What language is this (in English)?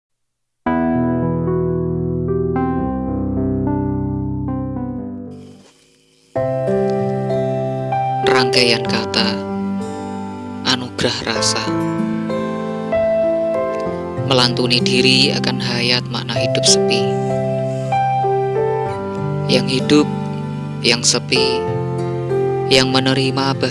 Indonesian